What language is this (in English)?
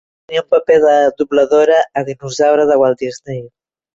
Catalan